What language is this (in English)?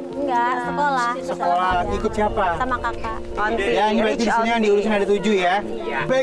Indonesian